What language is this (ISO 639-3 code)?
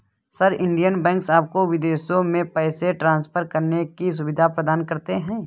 hin